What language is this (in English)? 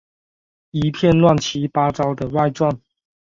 Chinese